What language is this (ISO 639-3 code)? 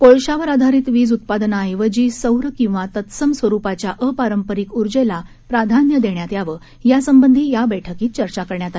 mar